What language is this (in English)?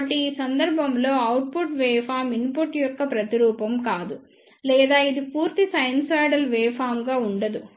Telugu